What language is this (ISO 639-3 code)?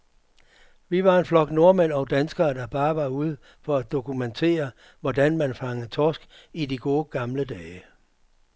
dan